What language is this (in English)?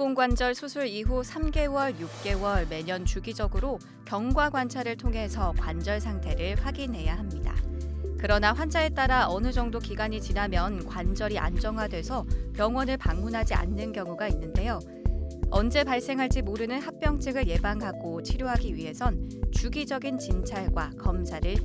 Korean